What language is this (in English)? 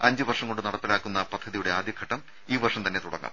Malayalam